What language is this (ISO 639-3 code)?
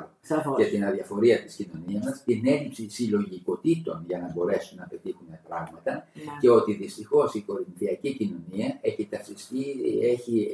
ell